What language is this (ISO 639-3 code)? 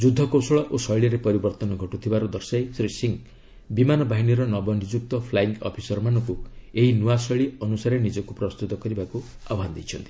ori